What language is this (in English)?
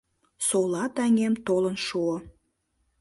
Mari